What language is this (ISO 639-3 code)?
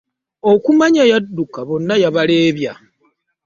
lug